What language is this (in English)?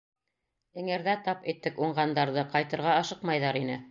Bashkir